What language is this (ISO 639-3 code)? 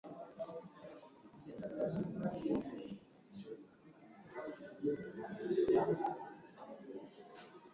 swa